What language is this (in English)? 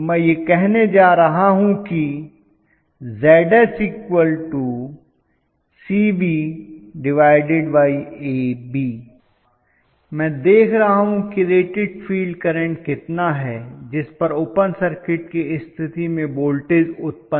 Hindi